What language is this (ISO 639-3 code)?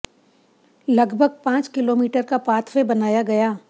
hin